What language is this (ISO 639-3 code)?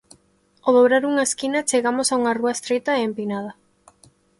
glg